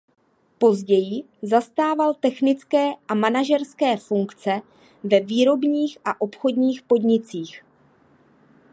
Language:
Czech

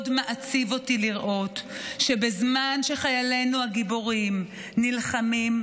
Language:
Hebrew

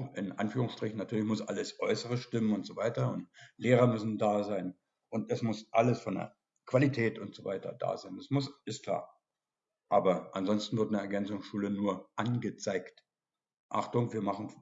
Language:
German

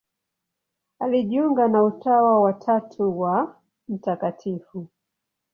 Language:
Swahili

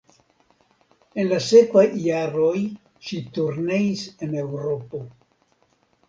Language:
Esperanto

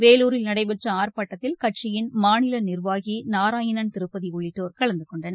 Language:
Tamil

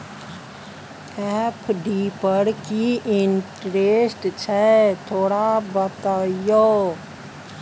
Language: Maithili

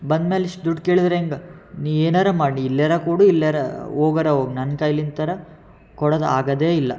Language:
Kannada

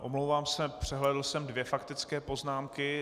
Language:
Czech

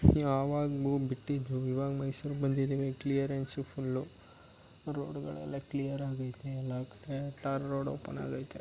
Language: Kannada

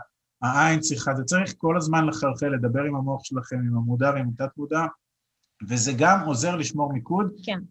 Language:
Hebrew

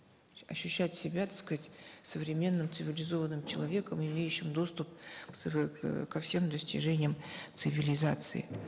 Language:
Kazakh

